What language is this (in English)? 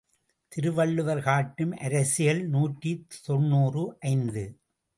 Tamil